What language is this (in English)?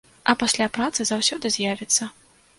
Belarusian